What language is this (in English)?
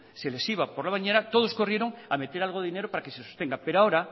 Spanish